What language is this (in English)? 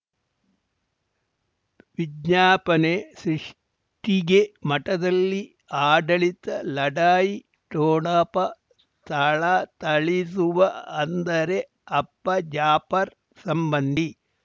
Kannada